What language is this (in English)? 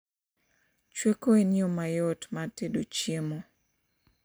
Luo (Kenya and Tanzania)